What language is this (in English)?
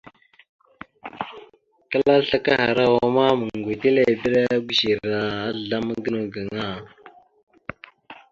Mada (Cameroon)